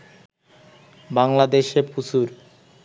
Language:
Bangla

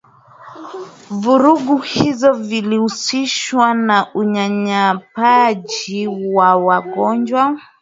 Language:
Swahili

